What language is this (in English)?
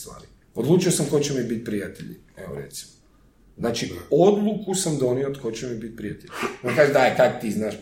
Croatian